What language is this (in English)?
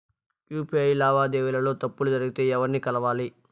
Telugu